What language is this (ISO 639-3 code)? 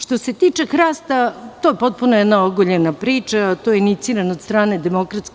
srp